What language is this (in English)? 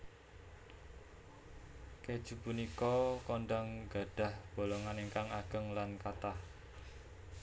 Javanese